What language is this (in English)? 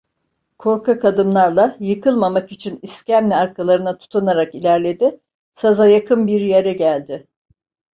Turkish